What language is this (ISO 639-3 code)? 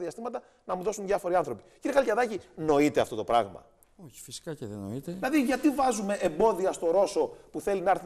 ell